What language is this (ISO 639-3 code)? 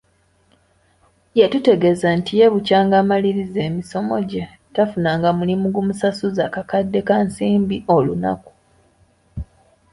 lug